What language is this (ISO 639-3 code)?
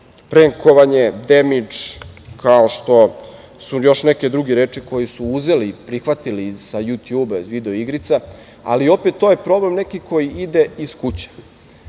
srp